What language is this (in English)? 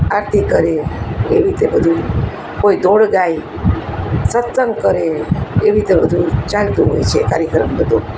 Gujarati